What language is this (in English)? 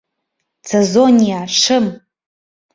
Bashkir